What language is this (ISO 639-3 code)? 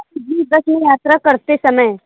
urd